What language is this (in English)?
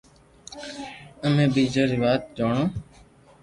Loarki